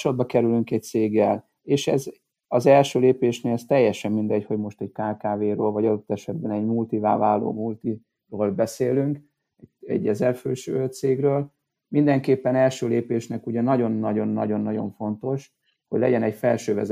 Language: Hungarian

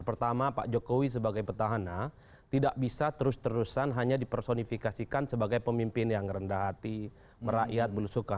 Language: Indonesian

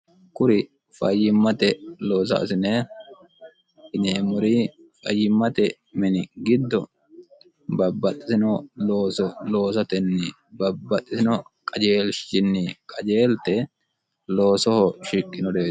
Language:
Sidamo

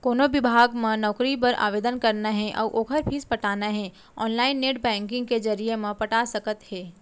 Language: Chhattisgarhi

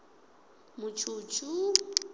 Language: Venda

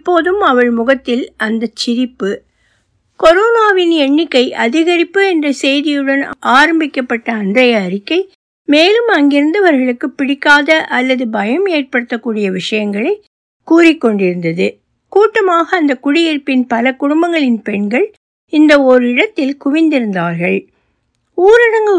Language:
Tamil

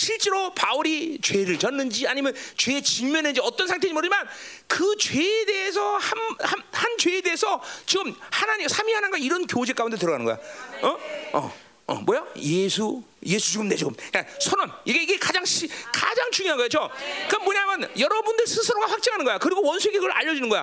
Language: Korean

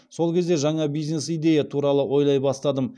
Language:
Kazakh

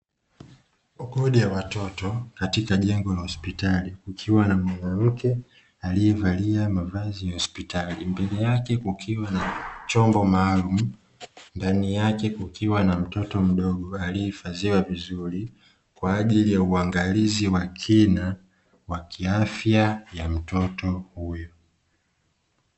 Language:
Swahili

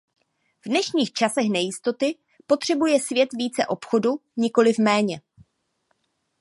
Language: Czech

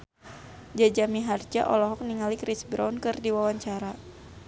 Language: Sundanese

